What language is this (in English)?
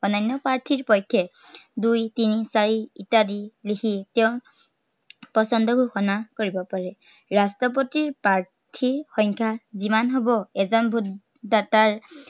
Assamese